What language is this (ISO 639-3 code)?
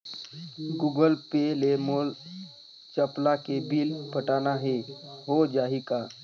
hne